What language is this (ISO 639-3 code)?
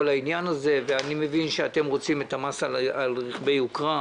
heb